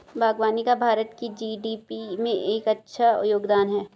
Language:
Hindi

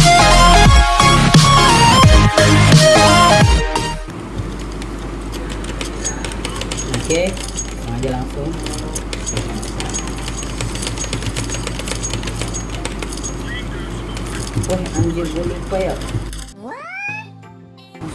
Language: Spanish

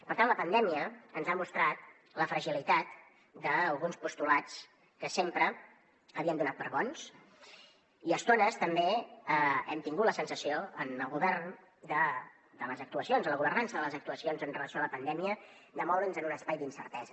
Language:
Catalan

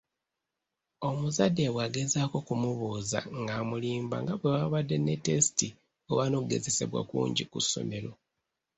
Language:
Ganda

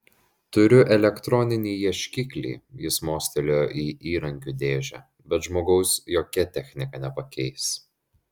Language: Lithuanian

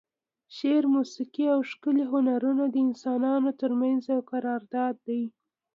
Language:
Pashto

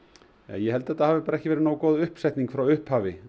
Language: Icelandic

